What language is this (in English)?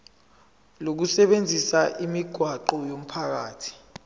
Zulu